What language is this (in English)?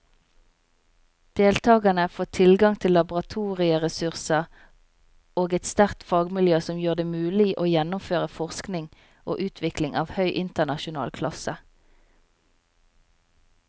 Norwegian